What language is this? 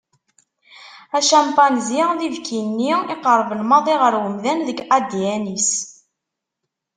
Kabyle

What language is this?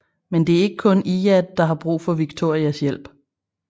Danish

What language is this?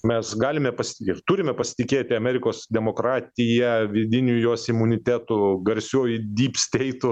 Lithuanian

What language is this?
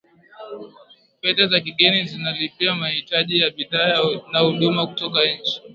Swahili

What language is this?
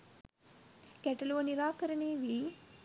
Sinhala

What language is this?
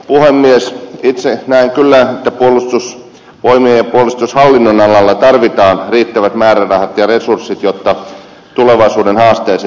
Finnish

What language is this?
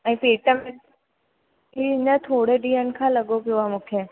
Sindhi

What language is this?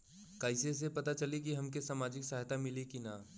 Bhojpuri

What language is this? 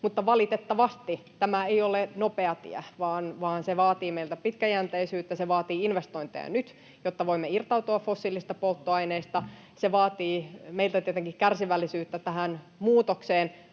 Finnish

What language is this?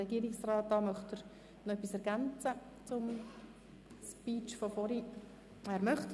Swiss German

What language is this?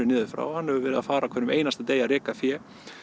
Icelandic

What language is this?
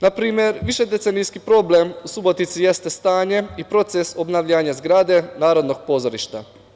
Serbian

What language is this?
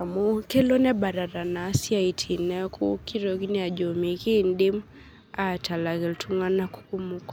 Masai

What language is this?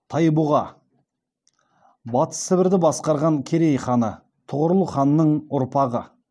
Kazakh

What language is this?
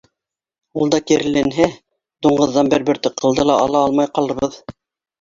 Bashkir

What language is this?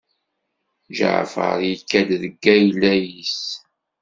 Kabyle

